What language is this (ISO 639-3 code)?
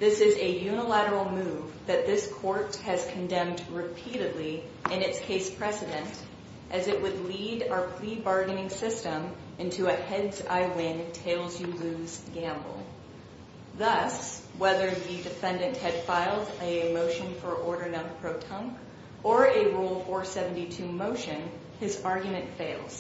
eng